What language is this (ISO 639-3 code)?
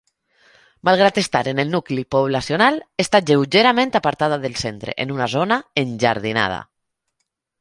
cat